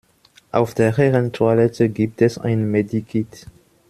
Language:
German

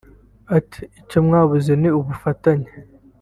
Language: Kinyarwanda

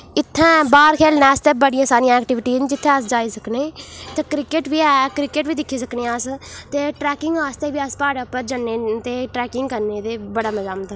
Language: Dogri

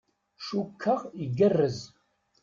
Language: Kabyle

